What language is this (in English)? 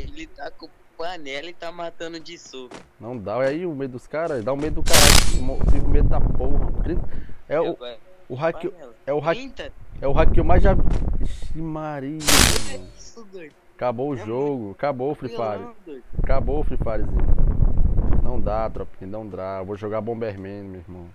Portuguese